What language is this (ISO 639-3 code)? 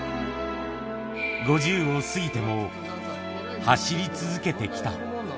jpn